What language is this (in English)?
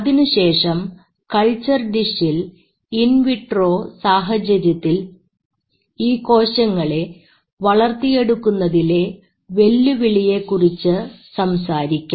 Malayalam